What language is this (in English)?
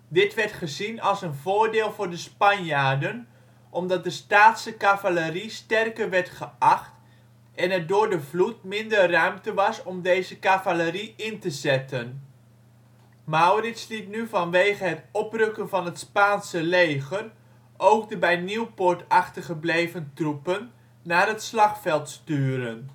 Dutch